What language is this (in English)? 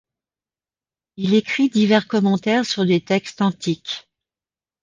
French